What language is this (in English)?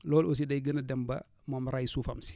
Wolof